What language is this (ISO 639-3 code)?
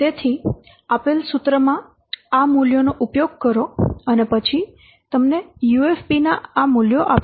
guj